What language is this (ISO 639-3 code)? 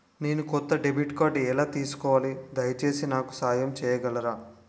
tel